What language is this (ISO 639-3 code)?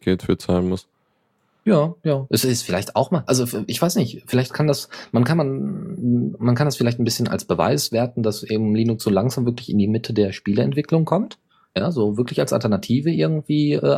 deu